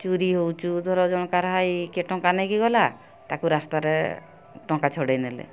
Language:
Odia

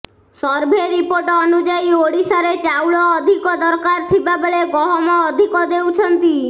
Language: Odia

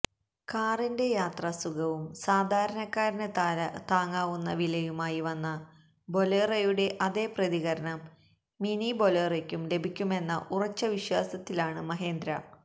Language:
Malayalam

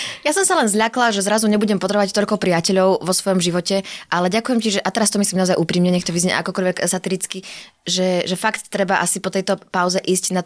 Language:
Slovak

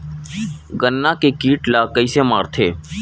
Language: Chhattisgarhi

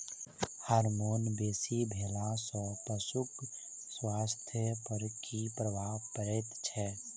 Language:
Maithili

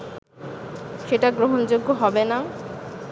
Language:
Bangla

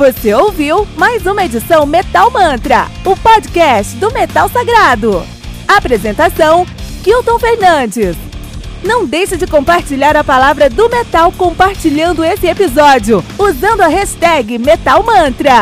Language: Portuguese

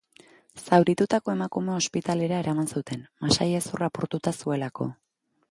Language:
Basque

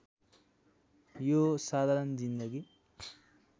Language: Nepali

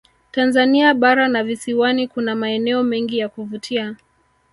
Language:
Swahili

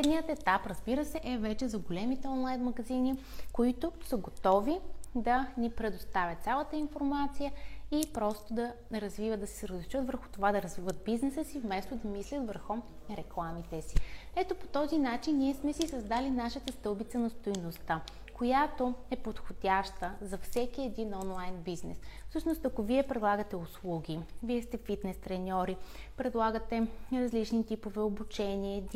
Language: Bulgarian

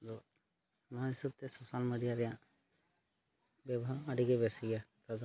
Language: Santali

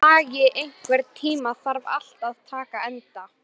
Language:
Icelandic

